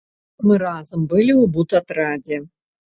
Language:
Belarusian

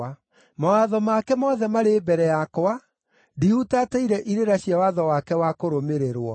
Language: Kikuyu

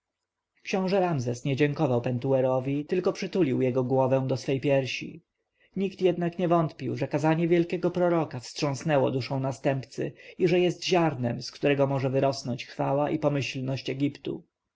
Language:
Polish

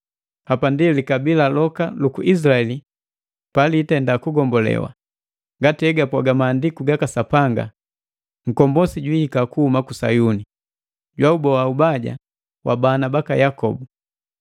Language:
Matengo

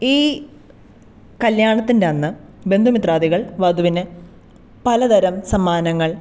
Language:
Malayalam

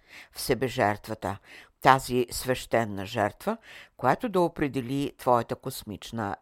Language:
Bulgarian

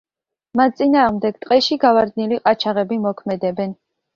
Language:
Georgian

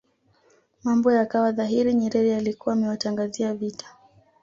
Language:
Swahili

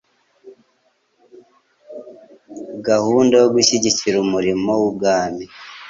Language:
Kinyarwanda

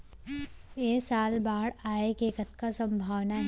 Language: Chhattisgarhi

